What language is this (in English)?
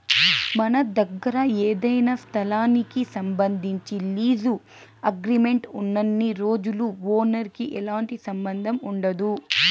Telugu